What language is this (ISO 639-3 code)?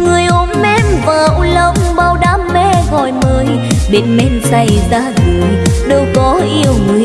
vie